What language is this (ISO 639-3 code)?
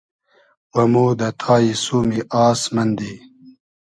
haz